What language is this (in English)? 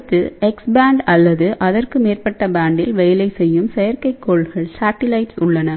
Tamil